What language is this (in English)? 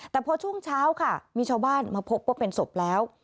Thai